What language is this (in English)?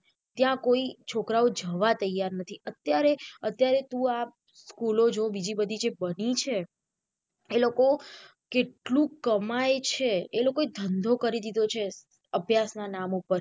Gujarati